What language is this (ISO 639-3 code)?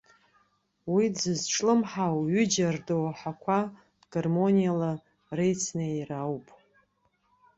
abk